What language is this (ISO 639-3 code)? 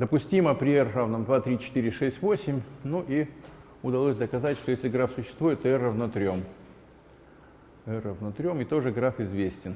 rus